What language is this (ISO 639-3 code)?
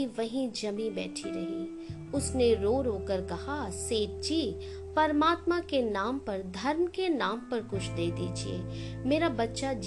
hin